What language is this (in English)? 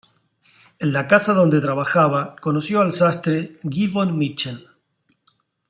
Spanish